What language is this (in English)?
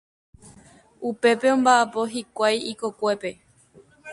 Guarani